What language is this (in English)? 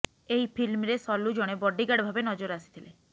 Odia